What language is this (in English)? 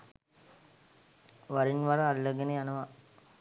Sinhala